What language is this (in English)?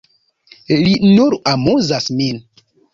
Esperanto